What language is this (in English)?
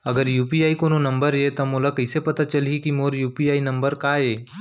Chhattisgarhi